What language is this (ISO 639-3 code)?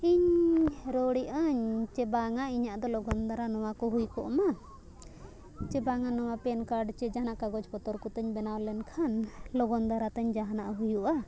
sat